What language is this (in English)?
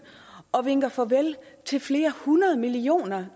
Danish